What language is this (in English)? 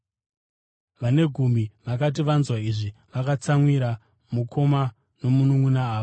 Shona